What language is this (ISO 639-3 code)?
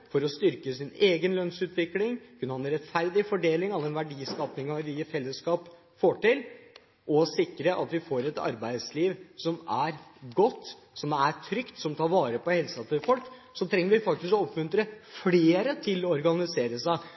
nob